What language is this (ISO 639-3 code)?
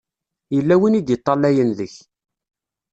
kab